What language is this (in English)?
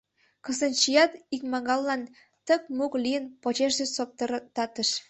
Mari